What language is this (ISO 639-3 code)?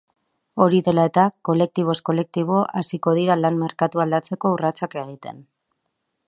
eus